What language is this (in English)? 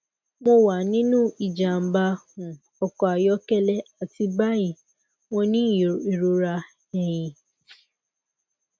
Yoruba